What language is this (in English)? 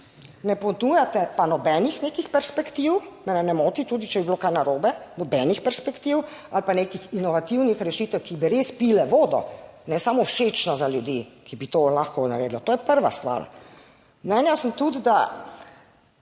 Slovenian